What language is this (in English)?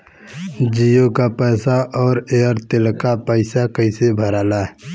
Bhojpuri